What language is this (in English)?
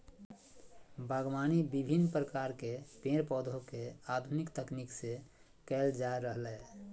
Magahi